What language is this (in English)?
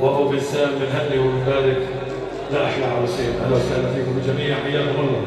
Arabic